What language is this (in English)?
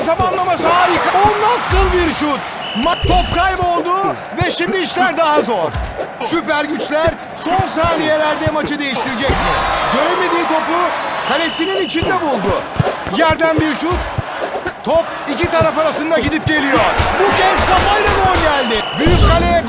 Turkish